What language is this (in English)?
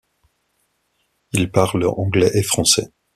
French